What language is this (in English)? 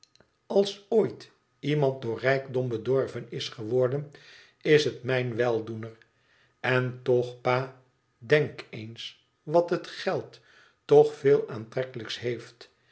Dutch